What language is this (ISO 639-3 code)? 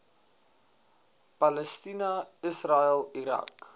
afr